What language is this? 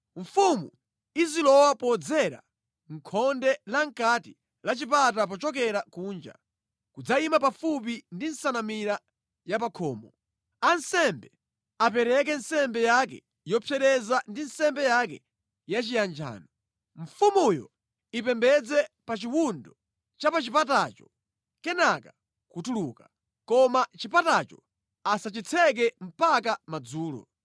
Nyanja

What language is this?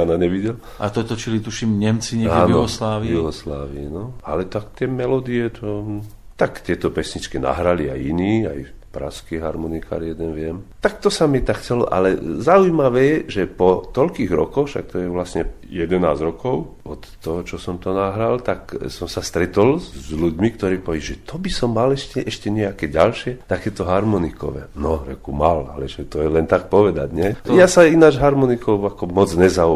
Slovak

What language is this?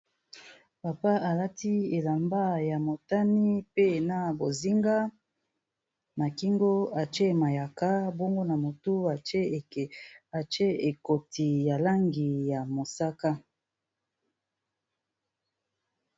Lingala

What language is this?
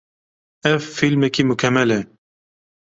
Kurdish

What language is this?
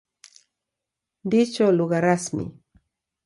Swahili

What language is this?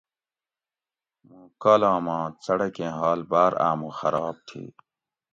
Gawri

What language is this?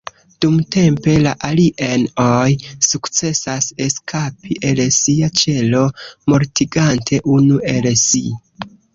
Esperanto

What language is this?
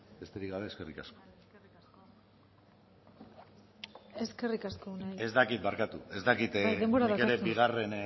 Basque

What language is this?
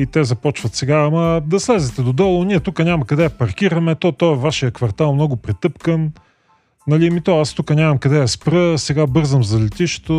Bulgarian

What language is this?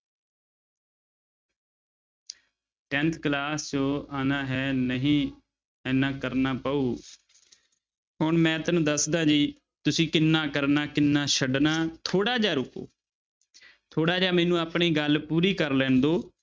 Punjabi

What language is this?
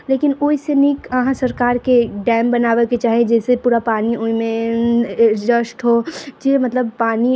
Maithili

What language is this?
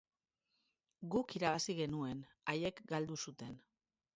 Basque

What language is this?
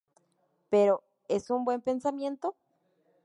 Spanish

